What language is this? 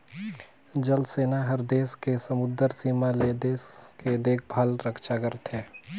Chhattisgarhi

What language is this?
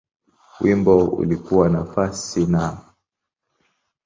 Swahili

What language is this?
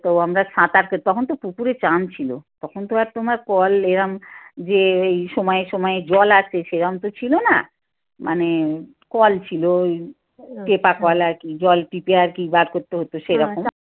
Bangla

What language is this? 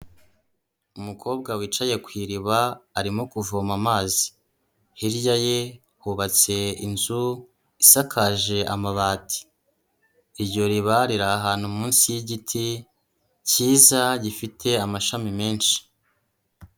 Kinyarwanda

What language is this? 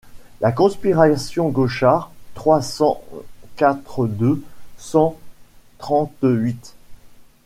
French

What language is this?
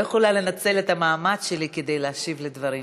Hebrew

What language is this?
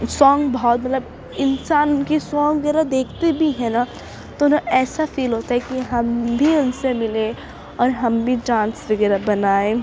Urdu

